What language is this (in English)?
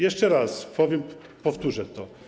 Polish